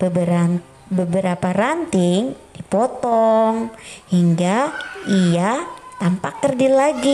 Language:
Indonesian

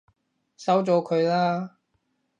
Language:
Cantonese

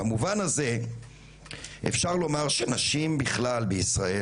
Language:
Hebrew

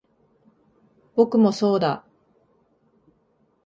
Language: Japanese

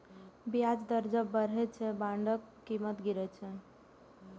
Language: Maithili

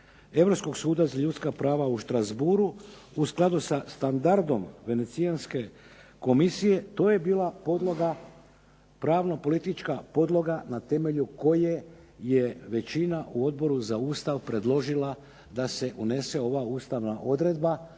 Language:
Croatian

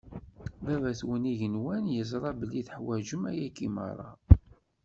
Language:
Kabyle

